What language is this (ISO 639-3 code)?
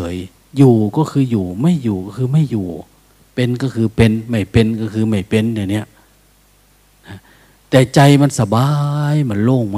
tha